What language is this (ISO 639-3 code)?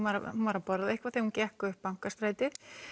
isl